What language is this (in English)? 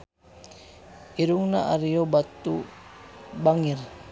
Sundanese